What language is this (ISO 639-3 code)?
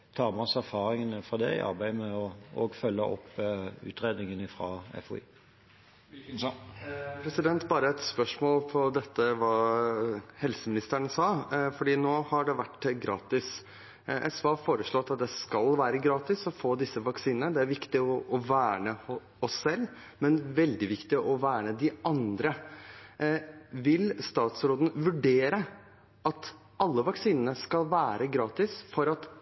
nor